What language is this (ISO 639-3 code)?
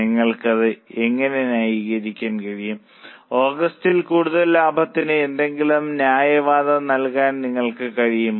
mal